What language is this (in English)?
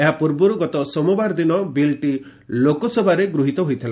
Odia